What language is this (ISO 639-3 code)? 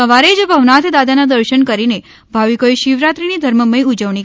guj